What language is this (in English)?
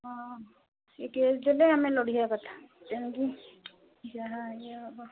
Odia